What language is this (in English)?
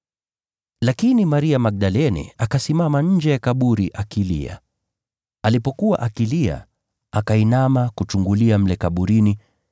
Swahili